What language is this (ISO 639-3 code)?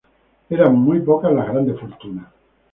spa